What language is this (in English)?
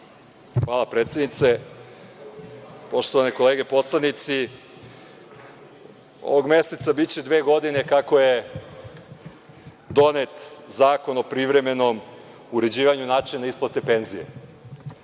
Serbian